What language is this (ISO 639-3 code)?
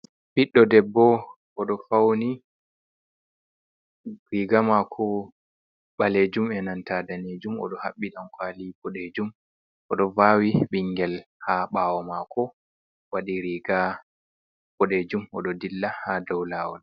ful